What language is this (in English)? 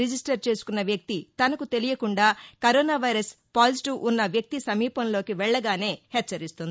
Telugu